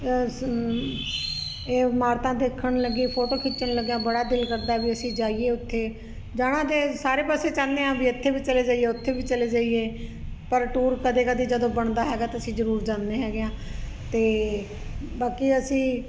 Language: Punjabi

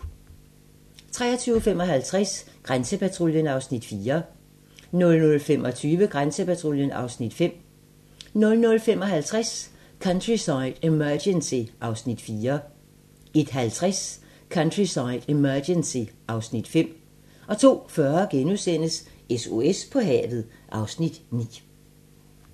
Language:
Danish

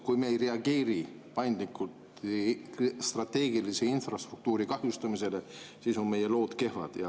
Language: Estonian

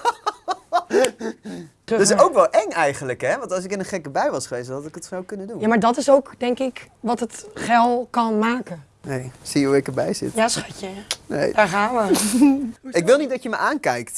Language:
Dutch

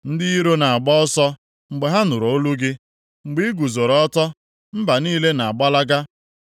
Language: Igbo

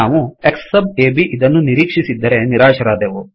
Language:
Kannada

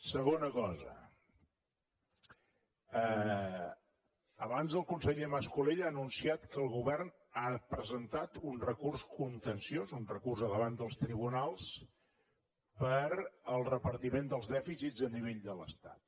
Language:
Catalan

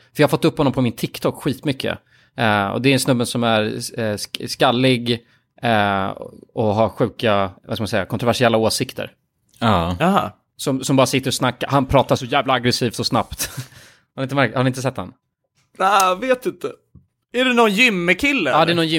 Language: Swedish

